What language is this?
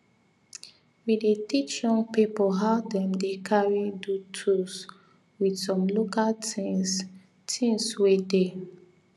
Nigerian Pidgin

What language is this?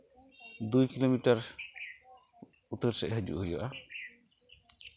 Santali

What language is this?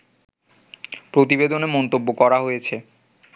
Bangla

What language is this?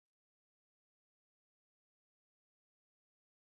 Kabyle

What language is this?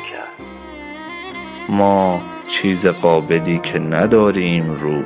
Persian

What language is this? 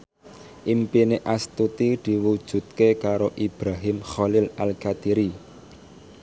Javanese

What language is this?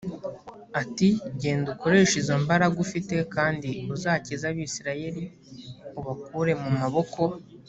Kinyarwanda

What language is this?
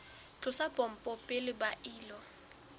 Southern Sotho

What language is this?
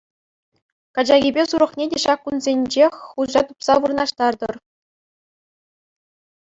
Chuvash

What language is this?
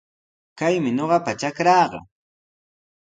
Sihuas Ancash Quechua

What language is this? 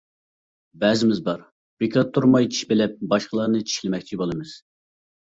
Uyghur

